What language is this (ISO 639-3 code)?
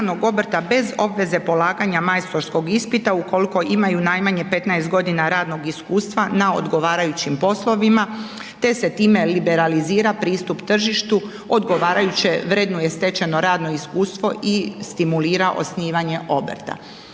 hrv